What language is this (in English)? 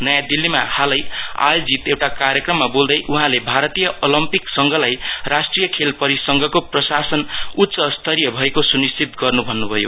Nepali